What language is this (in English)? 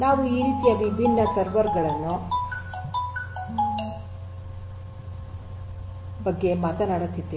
Kannada